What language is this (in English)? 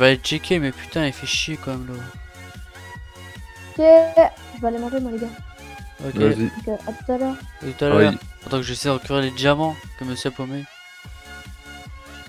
French